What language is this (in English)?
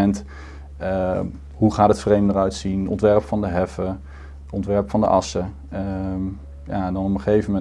Dutch